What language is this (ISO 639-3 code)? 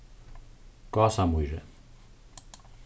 fao